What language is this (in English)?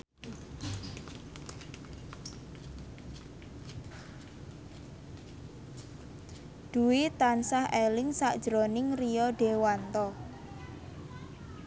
Javanese